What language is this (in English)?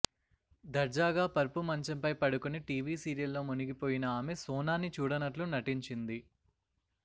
Telugu